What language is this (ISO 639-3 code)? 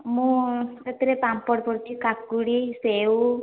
ori